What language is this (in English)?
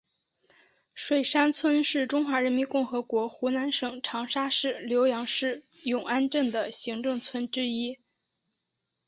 Chinese